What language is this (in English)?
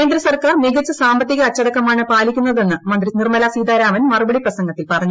Malayalam